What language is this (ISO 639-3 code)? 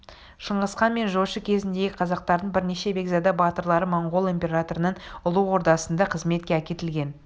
kaz